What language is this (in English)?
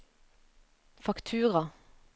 Norwegian